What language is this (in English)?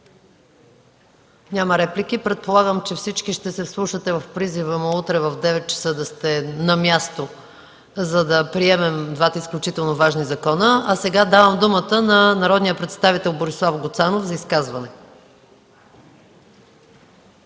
Bulgarian